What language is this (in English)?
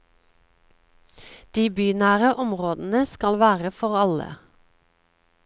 Norwegian